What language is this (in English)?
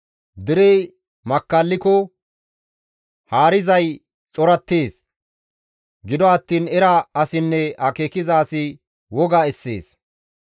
Gamo